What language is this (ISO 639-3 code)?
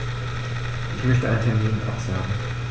deu